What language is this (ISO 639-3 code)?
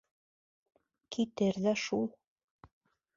bak